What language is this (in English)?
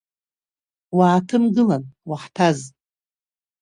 Abkhazian